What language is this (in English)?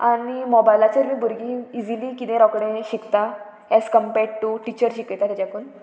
Konkani